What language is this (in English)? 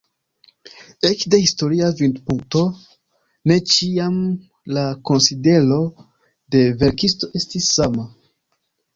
Esperanto